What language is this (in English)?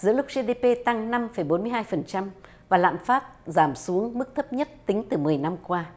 Vietnamese